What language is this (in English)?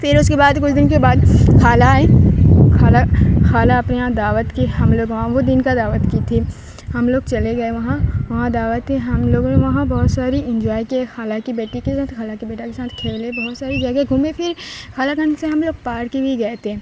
Urdu